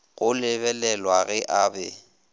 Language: Northern Sotho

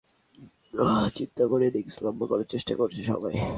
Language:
Bangla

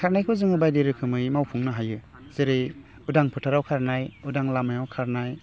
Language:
Bodo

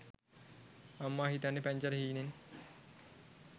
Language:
Sinhala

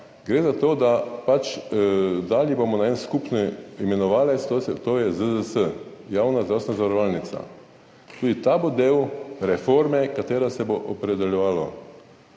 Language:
Slovenian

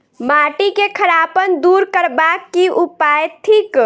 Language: Maithili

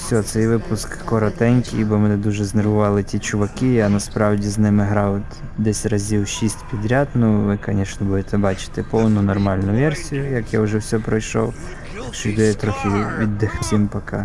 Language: Russian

